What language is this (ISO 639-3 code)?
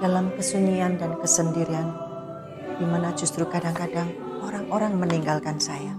ind